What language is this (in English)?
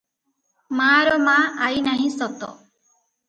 Odia